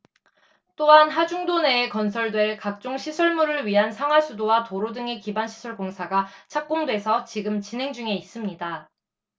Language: Korean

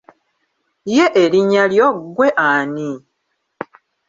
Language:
Ganda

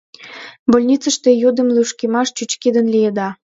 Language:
Mari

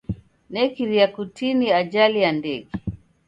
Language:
Taita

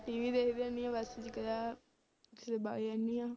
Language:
Punjabi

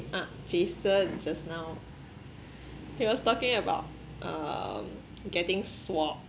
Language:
English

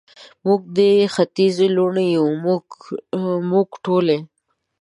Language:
Pashto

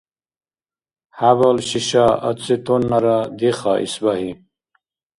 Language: Dargwa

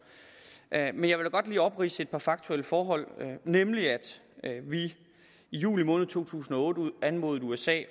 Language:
Danish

